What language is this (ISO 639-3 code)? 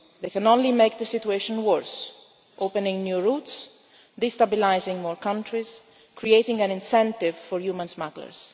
eng